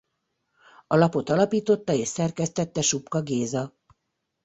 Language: Hungarian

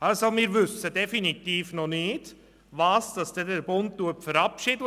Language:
Swiss German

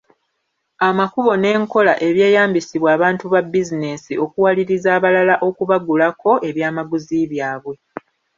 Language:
Ganda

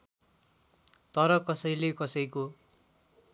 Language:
Nepali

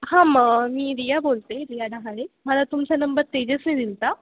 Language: Marathi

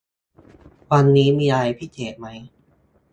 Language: Thai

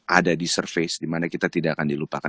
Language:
Indonesian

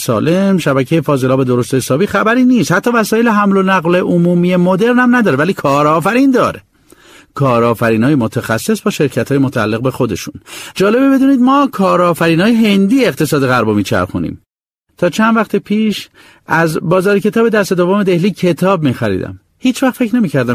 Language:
Persian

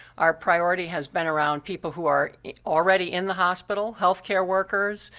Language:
English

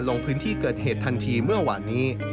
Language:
Thai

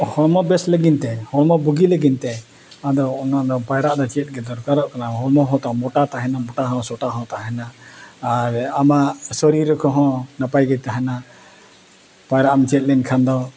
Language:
Santali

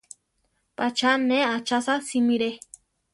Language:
Central Tarahumara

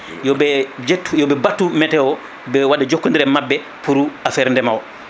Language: Fula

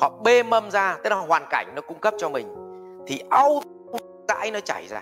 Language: Vietnamese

